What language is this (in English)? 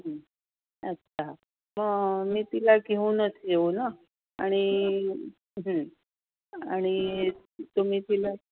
Marathi